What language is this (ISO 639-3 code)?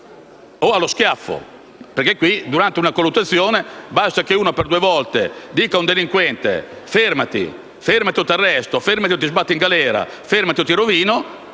ita